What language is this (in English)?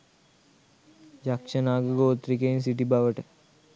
Sinhala